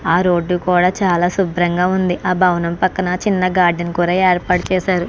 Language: Telugu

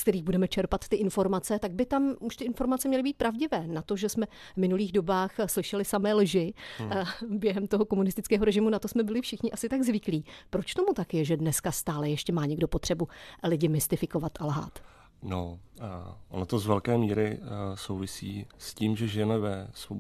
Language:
Czech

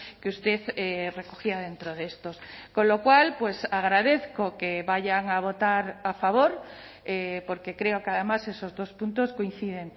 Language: Spanish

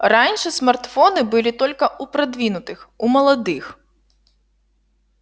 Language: Russian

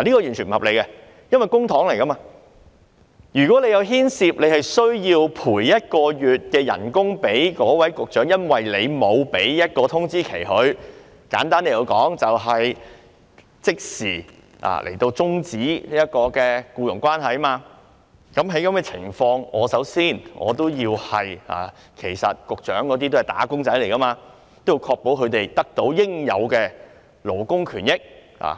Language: Cantonese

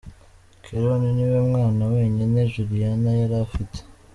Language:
Kinyarwanda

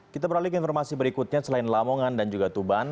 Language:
Indonesian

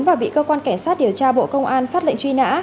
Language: Vietnamese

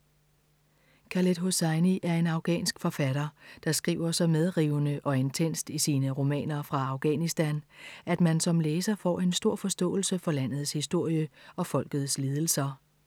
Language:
Danish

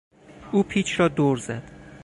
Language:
Persian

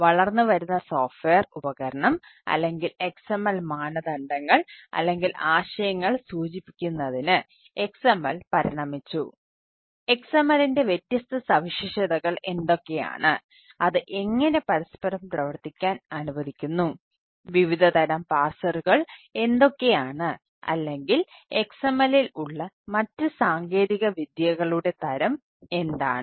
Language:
Malayalam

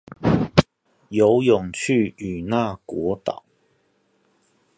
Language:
Chinese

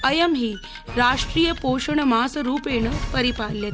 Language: Sanskrit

